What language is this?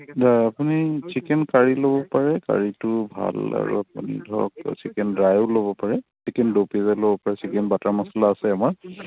Assamese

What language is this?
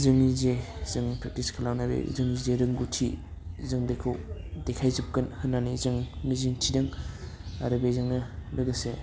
Bodo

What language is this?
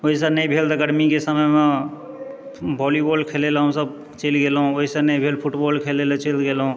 Maithili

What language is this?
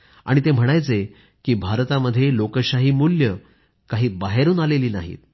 Marathi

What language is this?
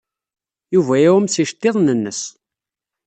Kabyle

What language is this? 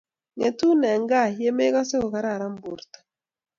Kalenjin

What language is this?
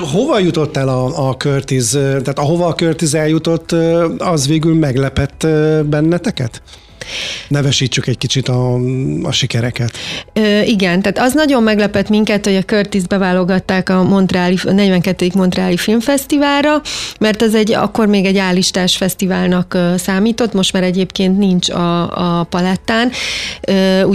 Hungarian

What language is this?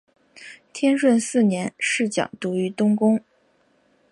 Chinese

